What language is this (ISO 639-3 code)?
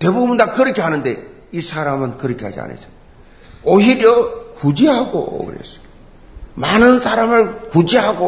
kor